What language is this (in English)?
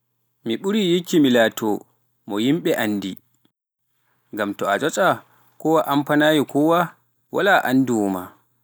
Pular